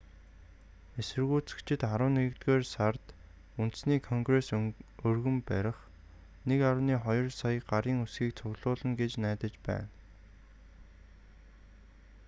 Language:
Mongolian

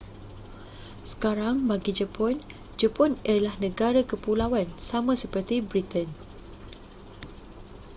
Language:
Malay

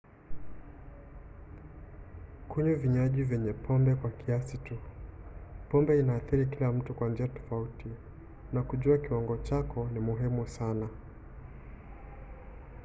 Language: Swahili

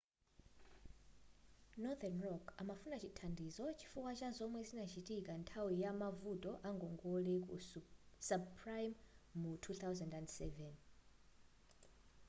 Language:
Nyanja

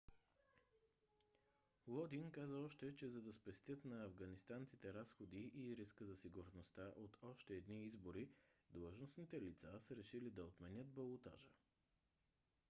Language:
Bulgarian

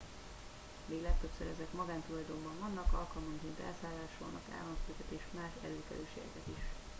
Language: Hungarian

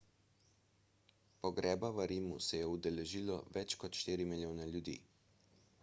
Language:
Slovenian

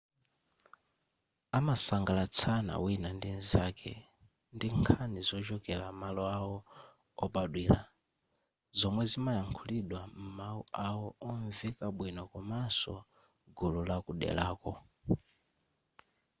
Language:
Nyanja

